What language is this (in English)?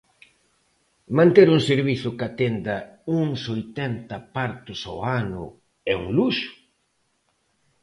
Galician